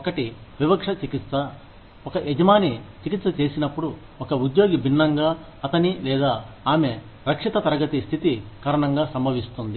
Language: Telugu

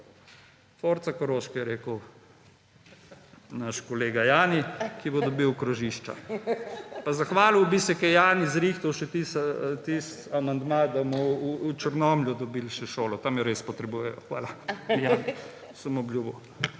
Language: Slovenian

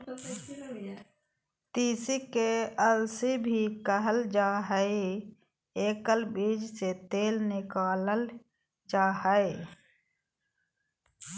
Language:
Magahi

